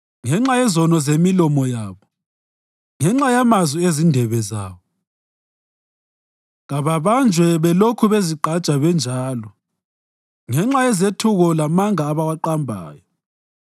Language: North Ndebele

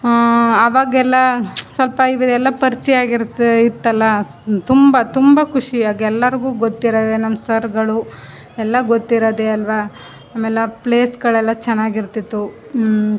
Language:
Kannada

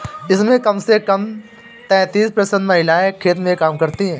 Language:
Hindi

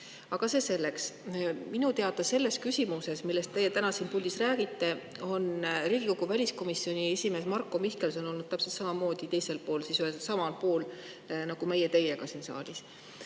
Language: Estonian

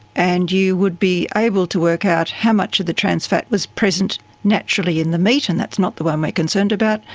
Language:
English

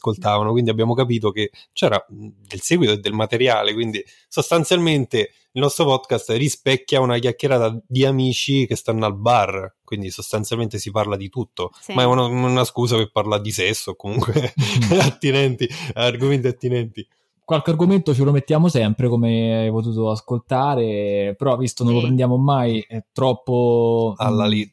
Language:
Italian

